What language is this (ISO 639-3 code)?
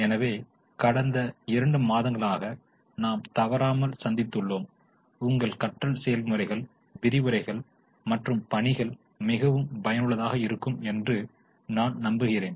tam